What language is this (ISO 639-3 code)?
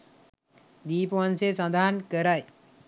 sin